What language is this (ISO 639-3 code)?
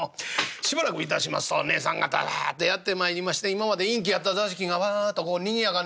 jpn